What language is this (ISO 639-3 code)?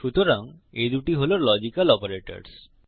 ben